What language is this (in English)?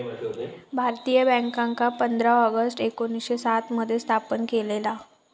Marathi